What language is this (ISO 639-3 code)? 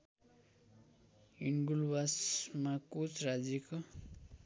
nep